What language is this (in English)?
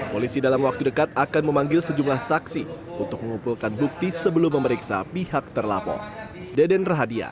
Indonesian